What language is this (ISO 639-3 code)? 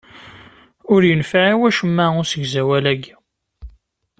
kab